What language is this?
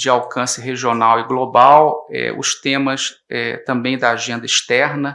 Portuguese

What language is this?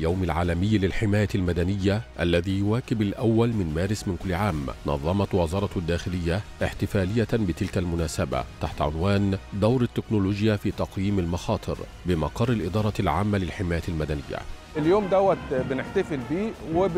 Arabic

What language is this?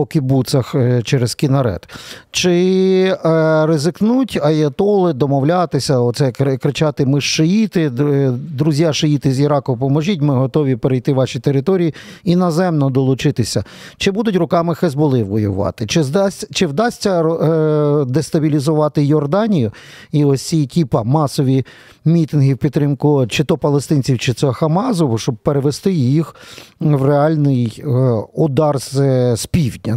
Ukrainian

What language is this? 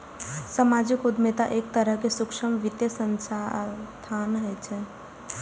Maithili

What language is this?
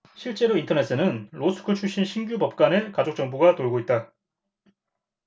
Korean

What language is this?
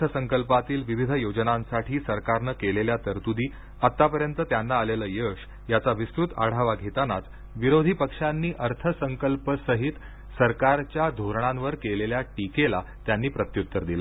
Marathi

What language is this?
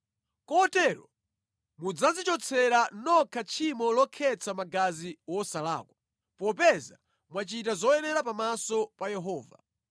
Nyanja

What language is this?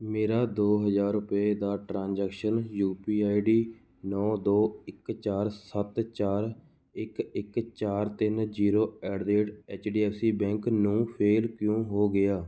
Punjabi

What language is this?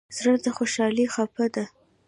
Pashto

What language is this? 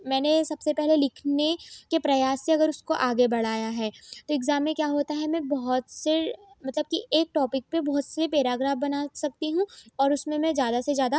Hindi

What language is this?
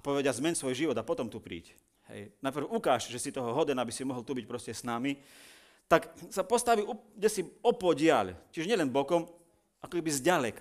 Slovak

